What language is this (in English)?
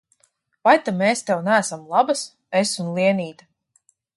Latvian